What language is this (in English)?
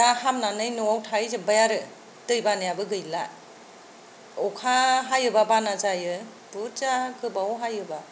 Bodo